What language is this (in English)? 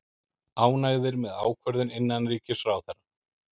Icelandic